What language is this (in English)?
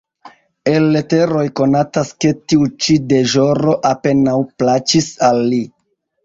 Esperanto